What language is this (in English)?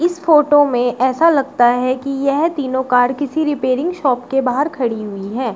Hindi